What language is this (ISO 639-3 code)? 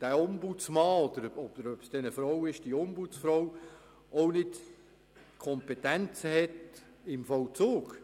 gsw